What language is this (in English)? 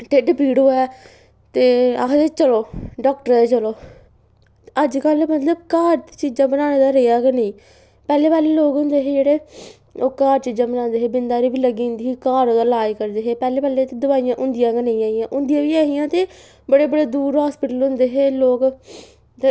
Dogri